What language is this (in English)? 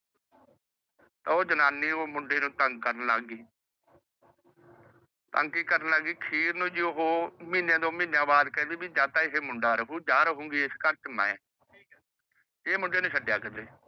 Punjabi